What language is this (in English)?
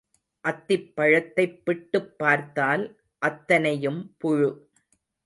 Tamil